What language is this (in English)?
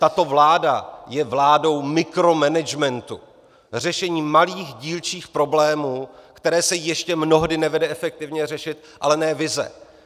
Czech